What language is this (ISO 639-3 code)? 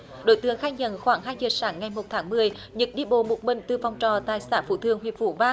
vie